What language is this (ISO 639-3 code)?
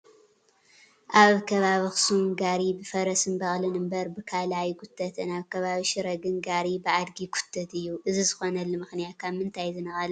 tir